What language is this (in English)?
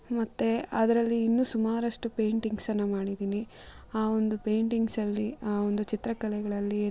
Kannada